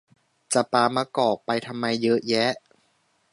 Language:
Thai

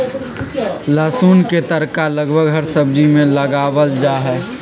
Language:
Magahi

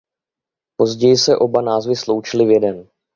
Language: Czech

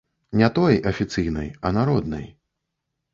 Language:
Belarusian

